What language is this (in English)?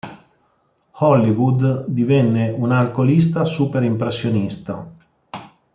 Italian